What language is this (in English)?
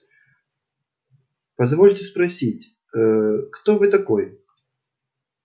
Russian